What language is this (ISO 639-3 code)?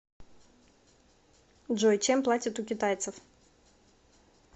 rus